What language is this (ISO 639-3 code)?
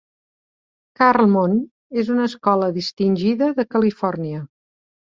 cat